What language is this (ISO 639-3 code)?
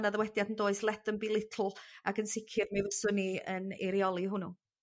cym